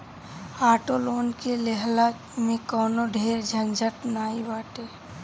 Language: Bhojpuri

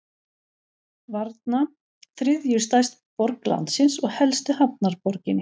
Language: Icelandic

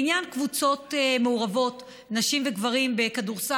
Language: Hebrew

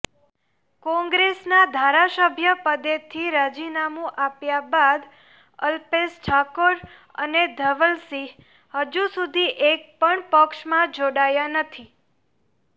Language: Gujarati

